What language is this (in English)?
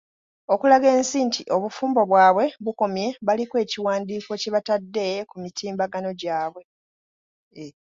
Ganda